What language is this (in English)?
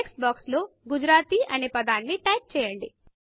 Telugu